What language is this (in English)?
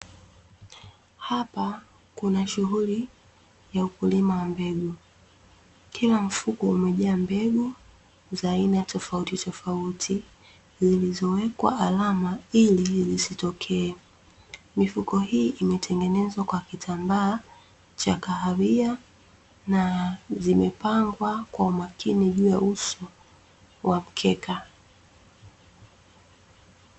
Swahili